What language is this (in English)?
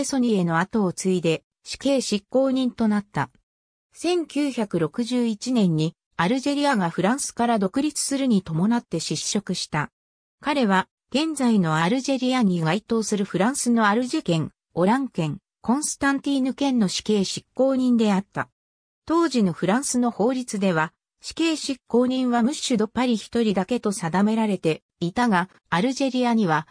Japanese